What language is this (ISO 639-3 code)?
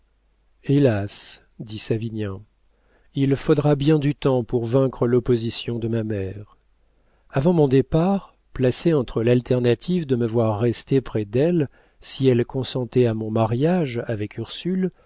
fra